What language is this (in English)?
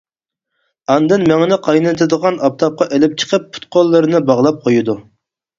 Uyghur